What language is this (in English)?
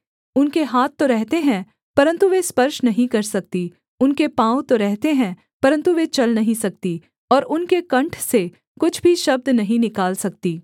Hindi